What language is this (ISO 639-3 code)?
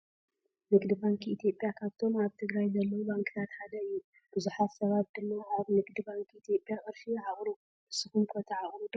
tir